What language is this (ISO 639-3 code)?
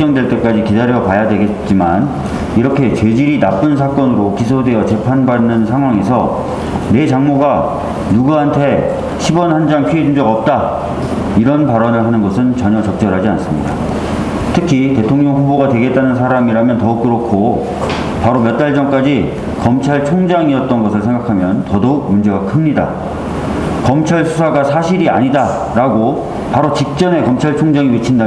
kor